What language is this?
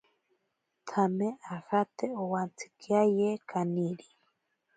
Ashéninka Perené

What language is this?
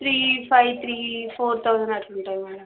Telugu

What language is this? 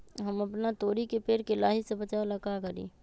Magahi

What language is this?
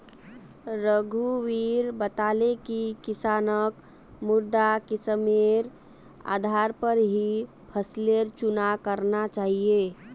Magahi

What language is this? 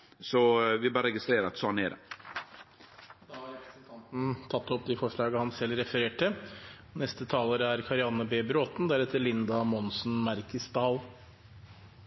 Norwegian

